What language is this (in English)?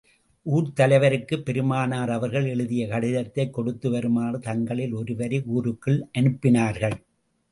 Tamil